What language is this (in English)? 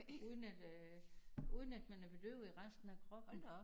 Danish